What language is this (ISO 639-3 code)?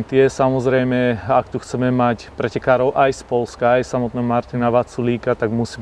slk